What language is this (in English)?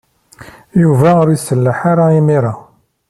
Kabyle